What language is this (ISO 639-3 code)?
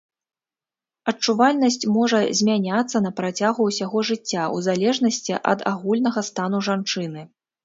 bel